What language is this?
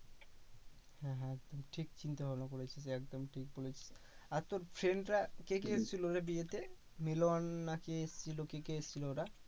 Bangla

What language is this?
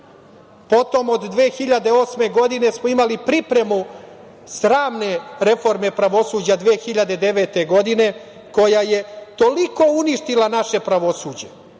Serbian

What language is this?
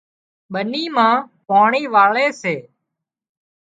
Wadiyara Koli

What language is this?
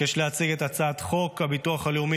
Hebrew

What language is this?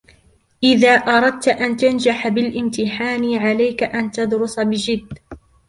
Arabic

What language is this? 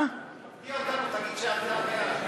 Hebrew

